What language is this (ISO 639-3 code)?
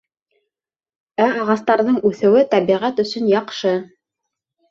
bak